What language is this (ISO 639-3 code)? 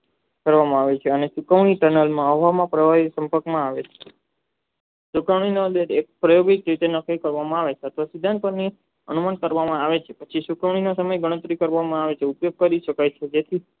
guj